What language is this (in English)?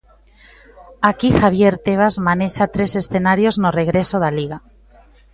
Galician